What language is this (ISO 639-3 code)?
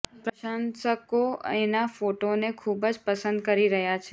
guj